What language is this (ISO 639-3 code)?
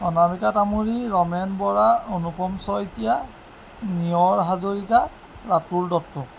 asm